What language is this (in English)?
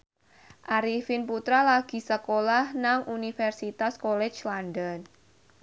Javanese